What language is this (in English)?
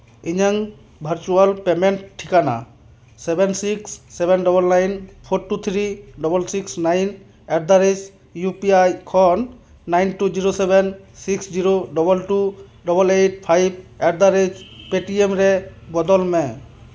Santali